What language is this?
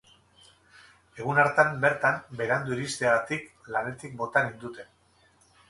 Basque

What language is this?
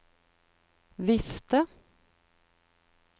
Norwegian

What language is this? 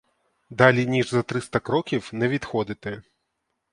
Ukrainian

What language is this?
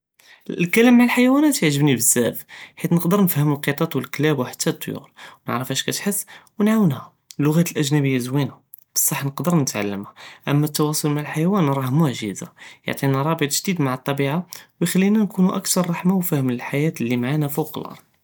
Judeo-Arabic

